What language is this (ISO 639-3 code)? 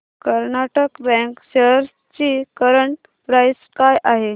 mar